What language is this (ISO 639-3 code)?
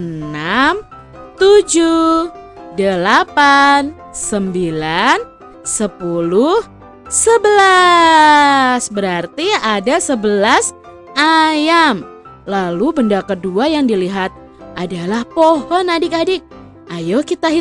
ind